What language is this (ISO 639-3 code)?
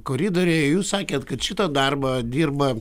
lit